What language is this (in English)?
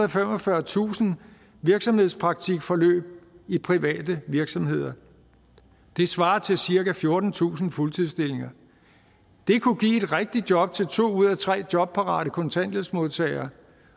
Danish